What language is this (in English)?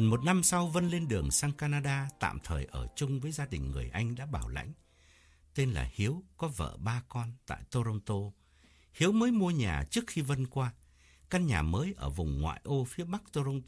Vietnamese